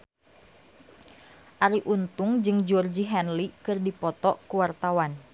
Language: Sundanese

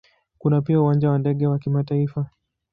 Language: Swahili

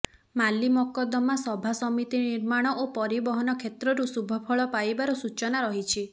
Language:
Odia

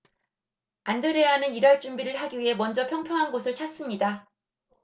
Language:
Korean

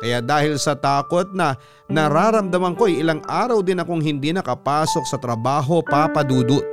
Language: Filipino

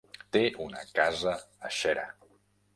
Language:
Catalan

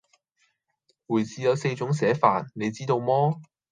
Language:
Cantonese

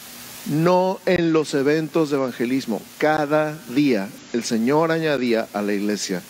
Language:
Spanish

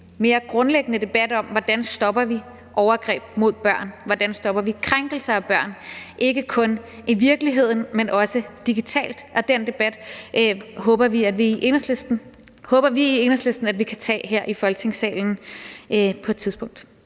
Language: Danish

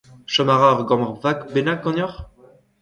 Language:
Breton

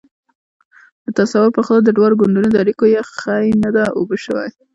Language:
Pashto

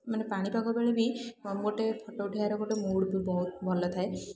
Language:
Odia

